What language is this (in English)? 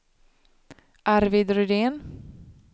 Swedish